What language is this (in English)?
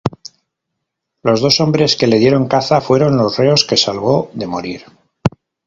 Spanish